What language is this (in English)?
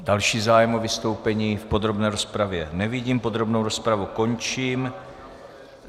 Czech